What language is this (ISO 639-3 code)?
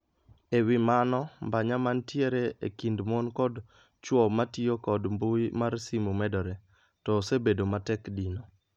luo